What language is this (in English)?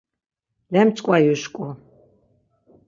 Laz